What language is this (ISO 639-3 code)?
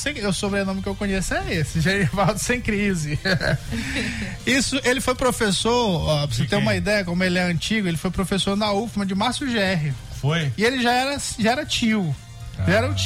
por